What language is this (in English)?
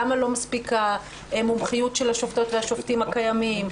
Hebrew